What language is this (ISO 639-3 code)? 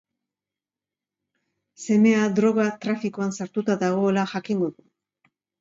eus